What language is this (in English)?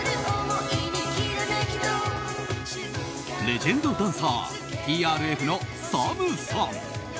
Japanese